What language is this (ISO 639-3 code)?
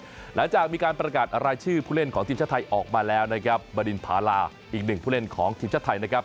tha